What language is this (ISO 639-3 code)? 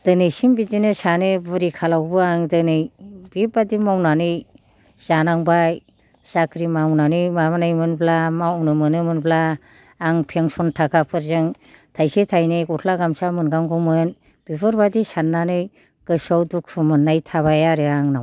brx